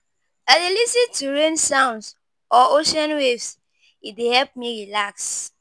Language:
Nigerian Pidgin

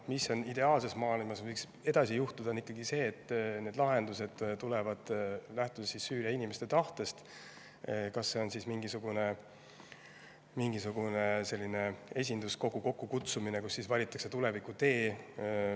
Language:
Estonian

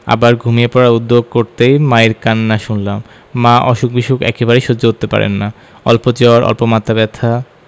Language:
Bangla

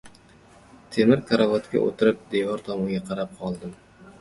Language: Uzbek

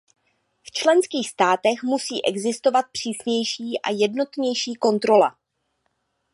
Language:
Czech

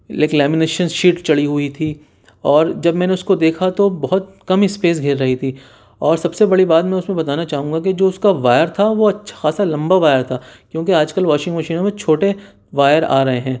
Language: Urdu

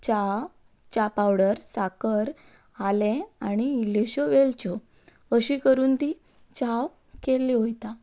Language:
Konkani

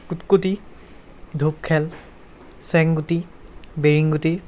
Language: Assamese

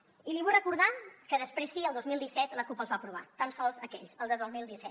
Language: Catalan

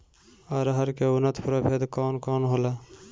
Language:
Bhojpuri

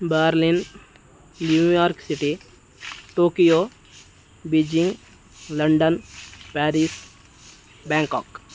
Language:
Sanskrit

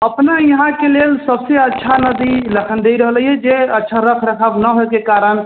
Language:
Maithili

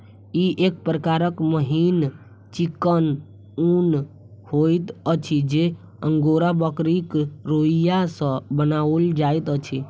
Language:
Maithili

